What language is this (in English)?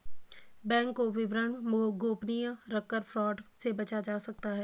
Hindi